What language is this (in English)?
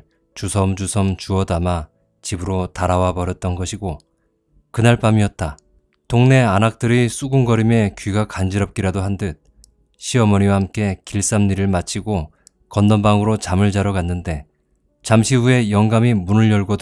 Korean